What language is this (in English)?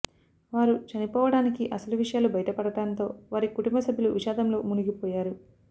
Telugu